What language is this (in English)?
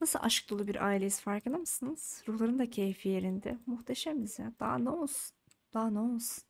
Turkish